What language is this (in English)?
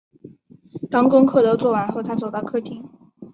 Chinese